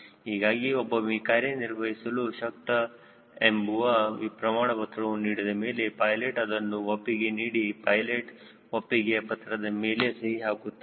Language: Kannada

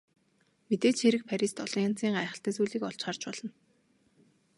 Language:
Mongolian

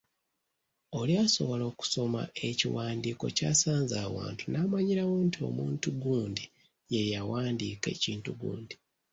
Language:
Ganda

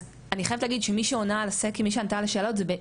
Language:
Hebrew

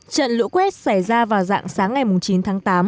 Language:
Vietnamese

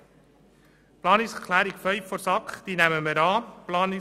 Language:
Swiss German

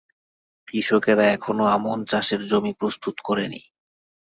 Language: Bangla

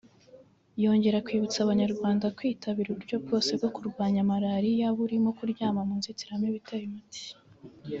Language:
Kinyarwanda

